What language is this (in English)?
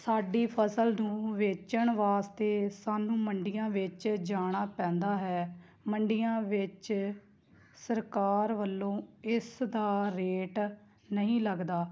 Punjabi